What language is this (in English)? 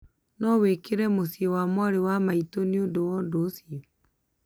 Kikuyu